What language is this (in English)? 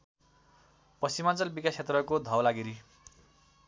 Nepali